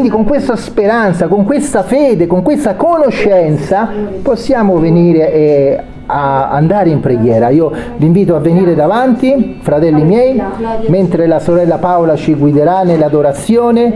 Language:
Italian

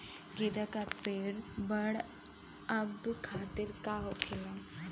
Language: Bhojpuri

